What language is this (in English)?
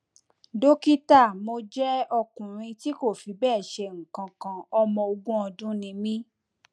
Yoruba